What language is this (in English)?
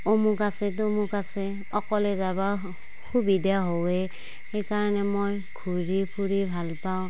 Assamese